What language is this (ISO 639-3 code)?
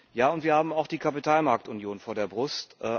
deu